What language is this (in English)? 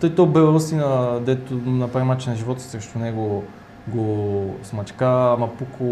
Bulgarian